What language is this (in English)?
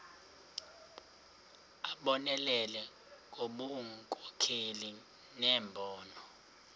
Xhosa